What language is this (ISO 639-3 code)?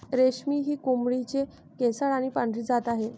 mar